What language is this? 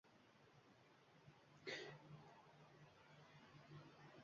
Uzbek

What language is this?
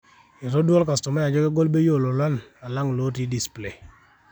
Masai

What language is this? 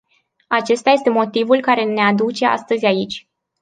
Romanian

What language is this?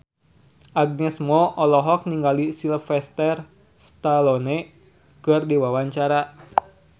Sundanese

